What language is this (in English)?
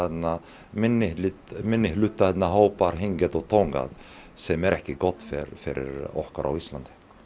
Icelandic